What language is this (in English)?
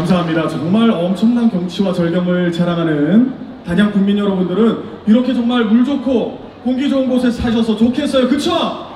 Korean